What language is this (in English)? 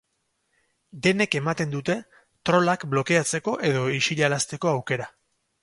Basque